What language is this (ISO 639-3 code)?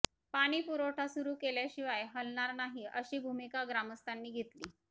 mar